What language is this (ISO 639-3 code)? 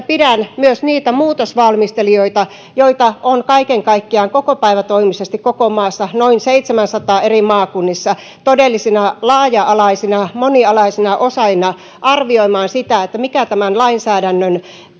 fin